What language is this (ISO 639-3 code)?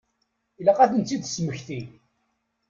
kab